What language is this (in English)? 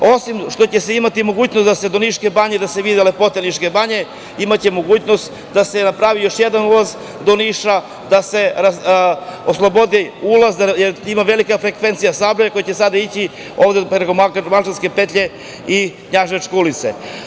Serbian